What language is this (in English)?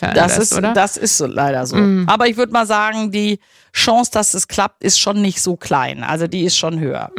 German